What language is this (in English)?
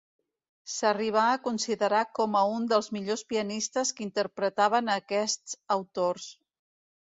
Catalan